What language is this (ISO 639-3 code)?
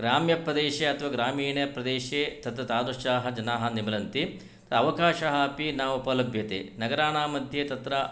san